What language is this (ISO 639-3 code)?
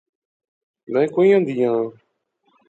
phr